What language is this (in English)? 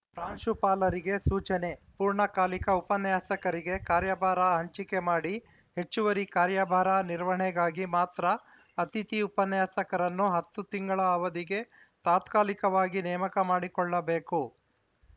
Kannada